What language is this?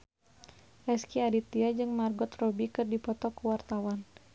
Sundanese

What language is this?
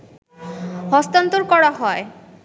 Bangla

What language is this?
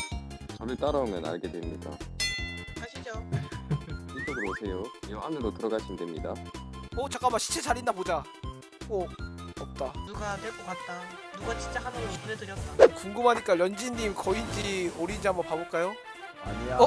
Korean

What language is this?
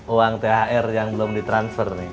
Indonesian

